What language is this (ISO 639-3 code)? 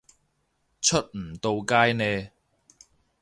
yue